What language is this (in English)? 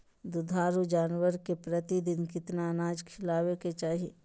Magahi